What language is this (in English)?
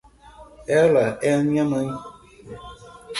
Portuguese